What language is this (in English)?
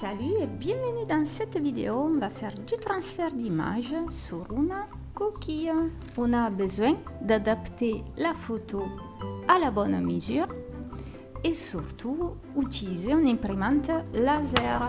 French